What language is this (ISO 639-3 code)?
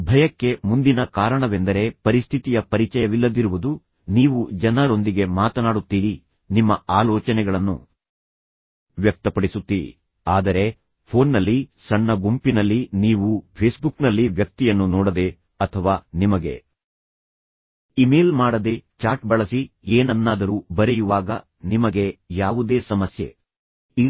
kan